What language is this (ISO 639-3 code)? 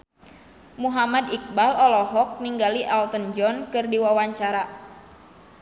sun